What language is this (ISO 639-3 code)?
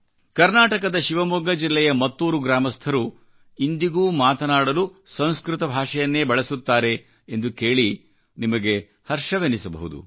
kan